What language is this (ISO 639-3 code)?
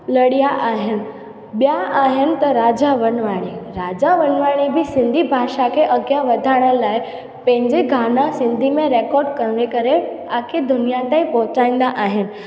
snd